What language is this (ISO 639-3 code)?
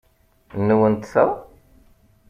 kab